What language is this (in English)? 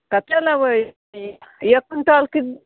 Maithili